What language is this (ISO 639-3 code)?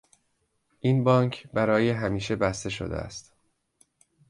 fas